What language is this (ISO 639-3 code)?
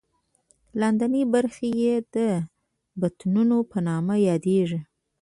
pus